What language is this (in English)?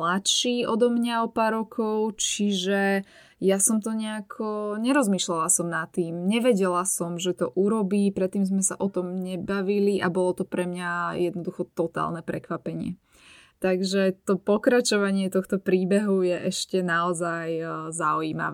Slovak